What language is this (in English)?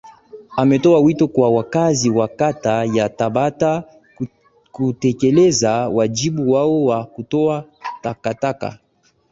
Swahili